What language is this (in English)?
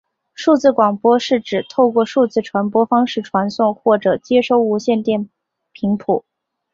Chinese